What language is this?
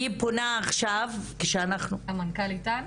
Hebrew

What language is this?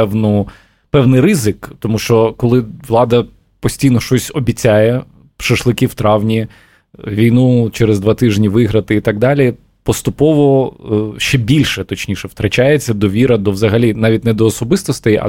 Ukrainian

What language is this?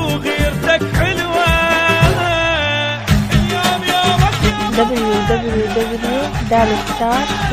Arabic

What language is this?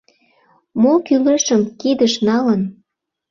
Mari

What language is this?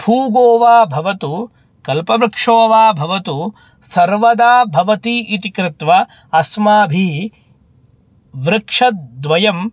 Sanskrit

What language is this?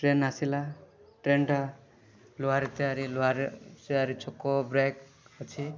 Odia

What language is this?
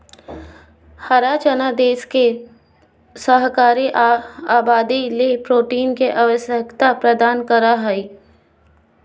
Magahi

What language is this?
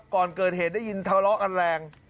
Thai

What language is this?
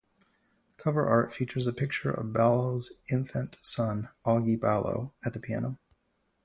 English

